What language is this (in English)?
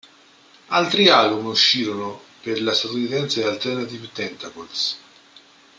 Italian